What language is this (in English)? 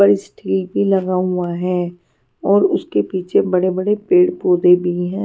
Hindi